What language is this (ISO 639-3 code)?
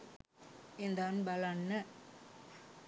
sin